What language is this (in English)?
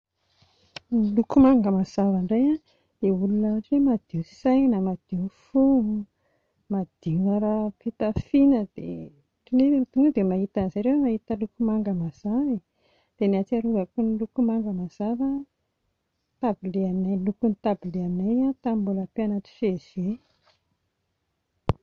Malagasy